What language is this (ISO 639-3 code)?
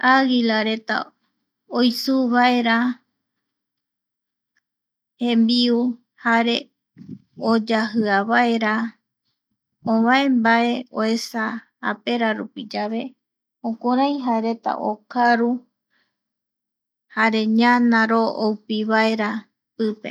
gui